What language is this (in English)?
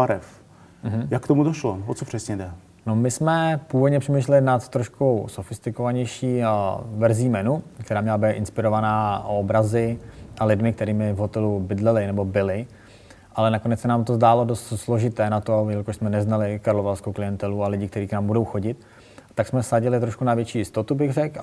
Czech